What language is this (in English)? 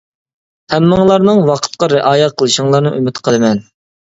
Uyghur